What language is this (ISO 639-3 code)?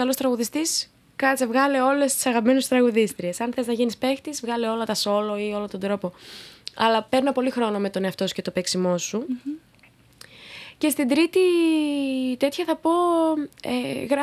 ell